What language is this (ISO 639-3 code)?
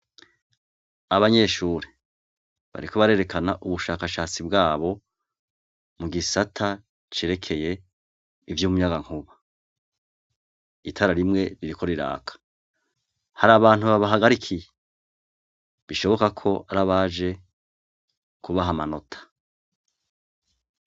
run